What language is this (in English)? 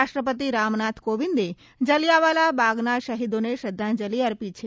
Gujarati